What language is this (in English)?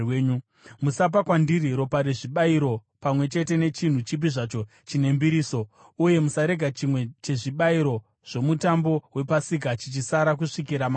Shona